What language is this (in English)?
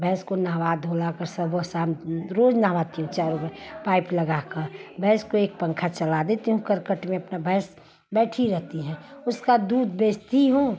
Hindi